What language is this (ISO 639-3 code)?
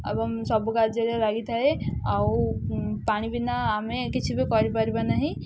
ori